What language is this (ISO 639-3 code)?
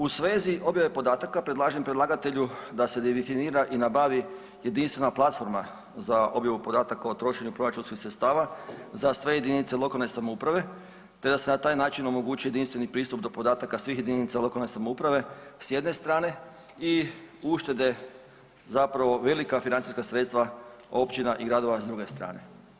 hrv